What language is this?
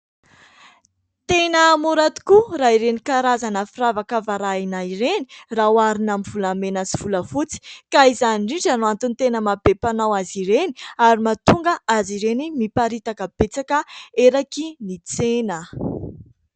Malagasy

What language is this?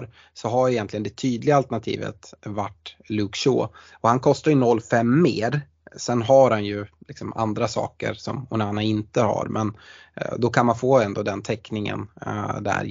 Swedish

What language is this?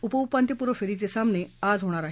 Marathi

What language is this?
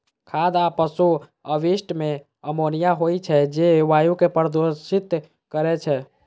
Maithili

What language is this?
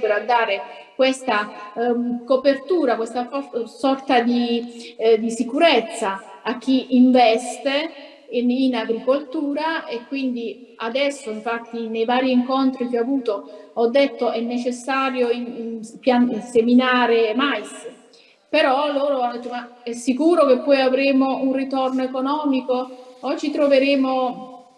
Italian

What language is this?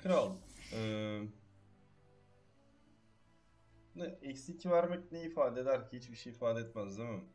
Turkish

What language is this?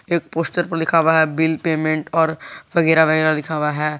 Hindi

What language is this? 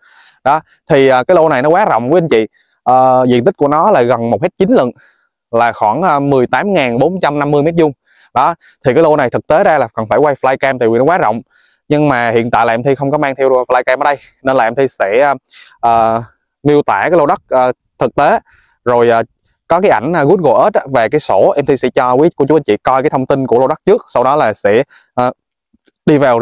Vietnamese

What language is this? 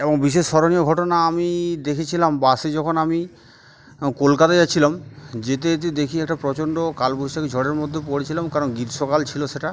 Bangla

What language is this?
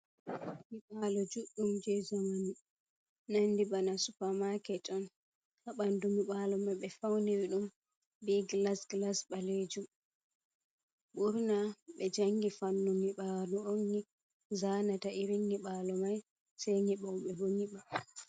Fula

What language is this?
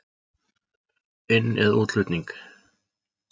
Icelandic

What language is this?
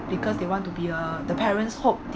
English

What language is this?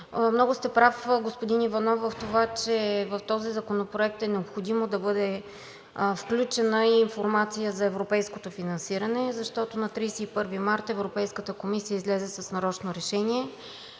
Bulgarian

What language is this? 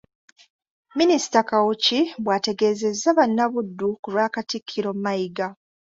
Ganda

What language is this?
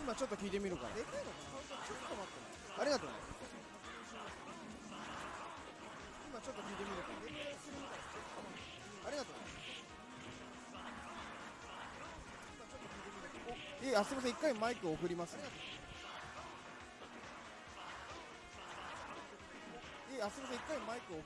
Japanese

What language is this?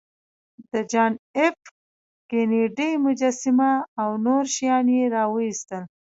Pashto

